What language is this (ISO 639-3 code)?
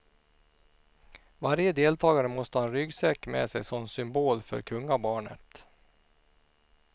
swe